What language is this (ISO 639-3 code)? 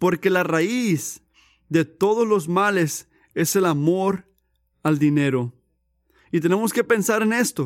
spa